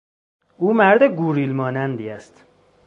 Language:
Persian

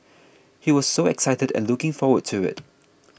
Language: English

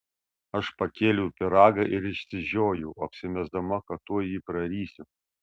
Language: Lithuanian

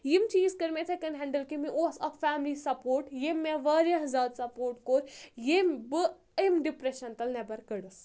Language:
Kashmiri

